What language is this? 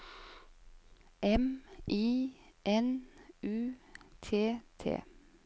Norwegian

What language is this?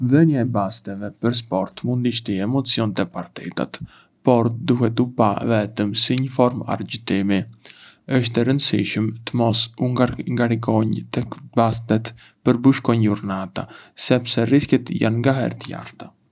Arbëreshë Albanian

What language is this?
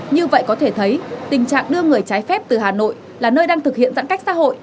Vietnamese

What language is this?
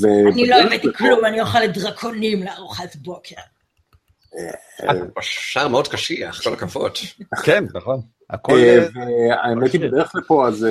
Hebrew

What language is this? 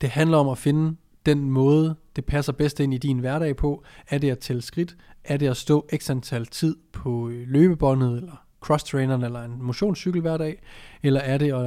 Danish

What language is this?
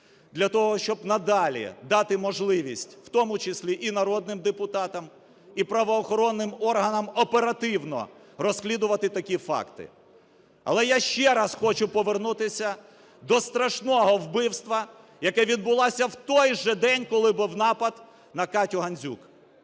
Ukrainian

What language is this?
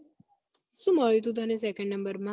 Gujarati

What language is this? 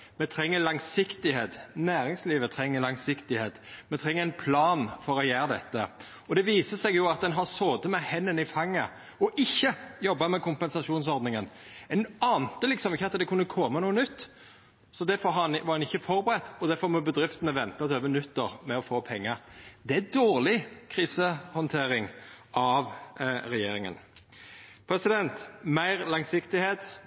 Norwegian Nynorsk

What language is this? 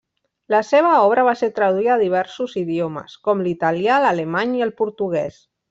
Catalan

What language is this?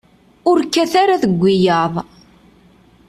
Kabyle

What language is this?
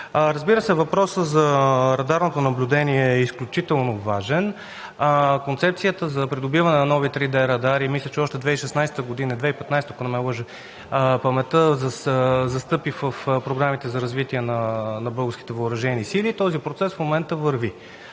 Bulgarian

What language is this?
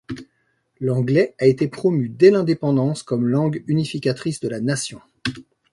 French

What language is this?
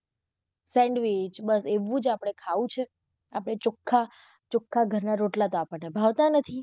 Gujarati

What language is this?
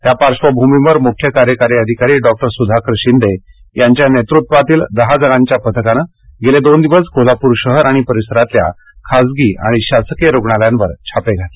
Marathi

